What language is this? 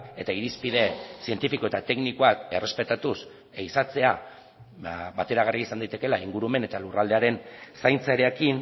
Basque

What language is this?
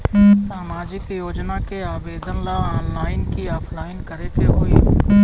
Bhojpuri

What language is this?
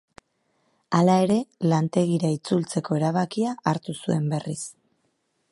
Basque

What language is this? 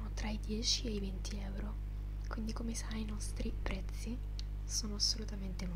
Italian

